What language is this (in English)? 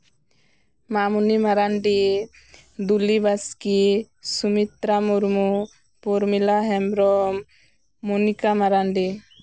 Santali